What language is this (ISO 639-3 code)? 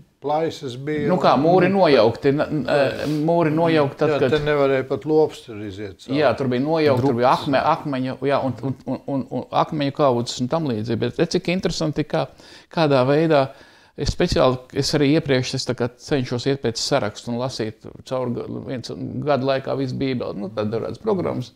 lav